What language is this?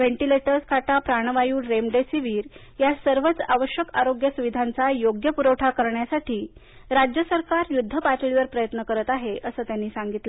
Marathi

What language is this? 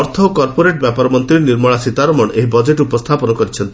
Odia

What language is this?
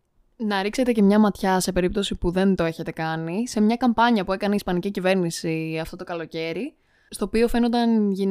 Greek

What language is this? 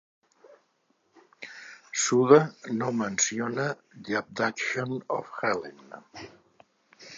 Catalan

